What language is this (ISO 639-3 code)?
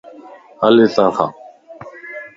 lss